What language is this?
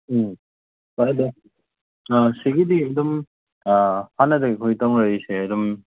Manipuri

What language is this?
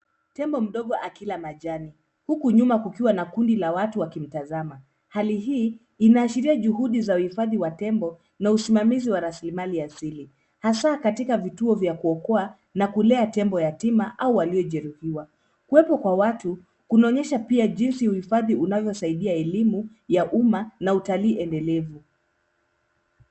Swahili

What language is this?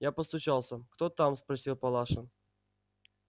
Russian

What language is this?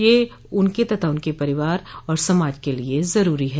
Hindi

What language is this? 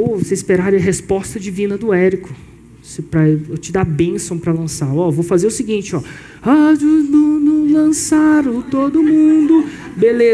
Portuguese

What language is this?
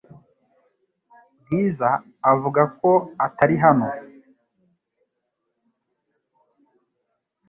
Kinyarwanda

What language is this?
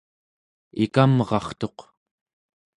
Central Yupik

